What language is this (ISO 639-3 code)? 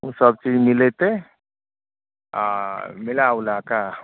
mai